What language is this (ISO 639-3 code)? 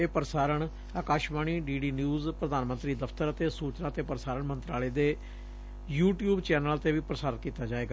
pan